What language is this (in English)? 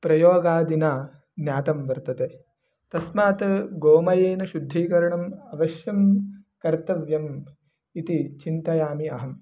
Sanskrit